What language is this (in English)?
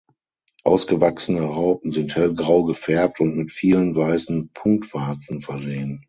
German